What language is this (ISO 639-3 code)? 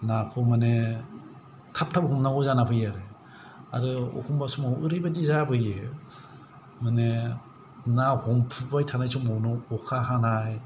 brx